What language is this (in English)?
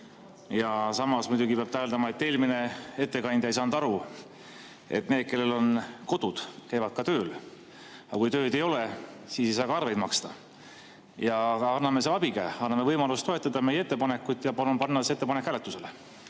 Estonian